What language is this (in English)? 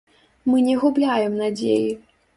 Belarusian